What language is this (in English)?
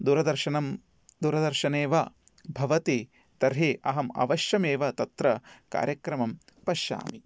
Sanskrit